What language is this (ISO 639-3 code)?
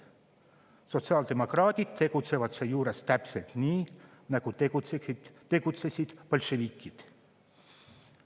est